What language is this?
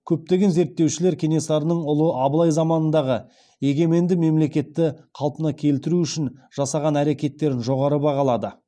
Kazakh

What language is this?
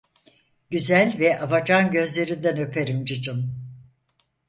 Turkish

